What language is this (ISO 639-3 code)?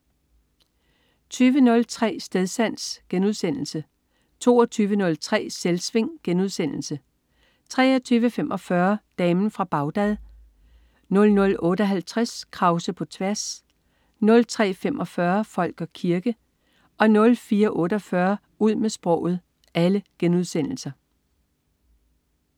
dan